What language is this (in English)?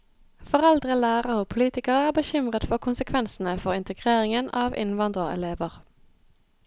Norwegian